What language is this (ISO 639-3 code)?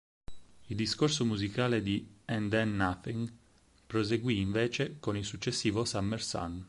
ita